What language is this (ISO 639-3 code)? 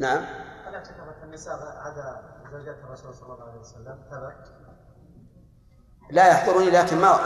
ara